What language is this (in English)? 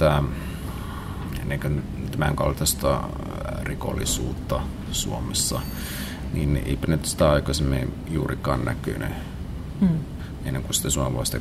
Finnish